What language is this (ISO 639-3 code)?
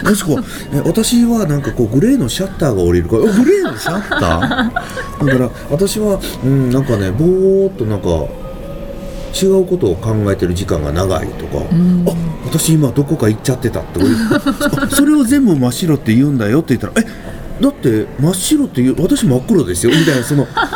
jpn